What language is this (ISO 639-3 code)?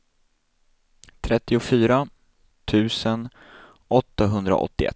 swe